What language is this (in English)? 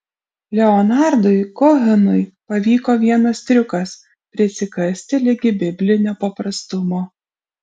Lithuanian